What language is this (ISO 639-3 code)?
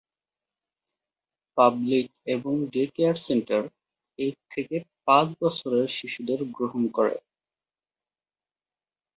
ben